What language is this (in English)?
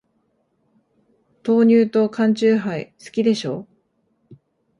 Japanese